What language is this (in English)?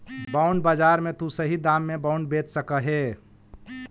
Magahi